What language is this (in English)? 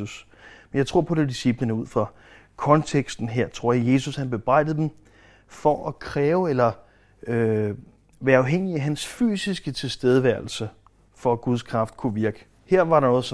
Danish